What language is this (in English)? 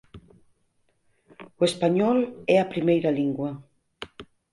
Galician